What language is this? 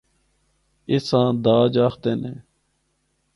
Northern Hindko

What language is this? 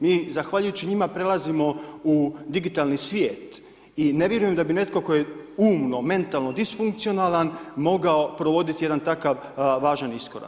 Croatian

